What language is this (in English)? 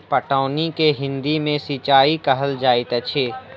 Maithili